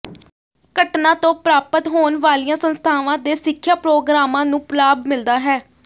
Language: Punjabi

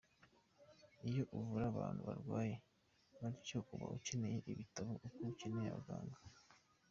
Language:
Kinyarwanda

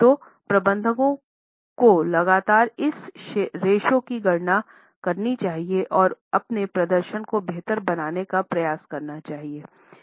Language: Hindi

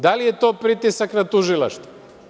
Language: Serbian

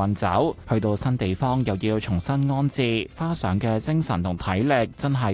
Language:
Chinese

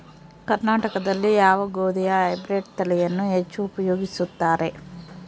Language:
Kannada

